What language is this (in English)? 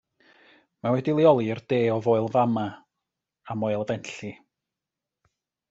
Welsh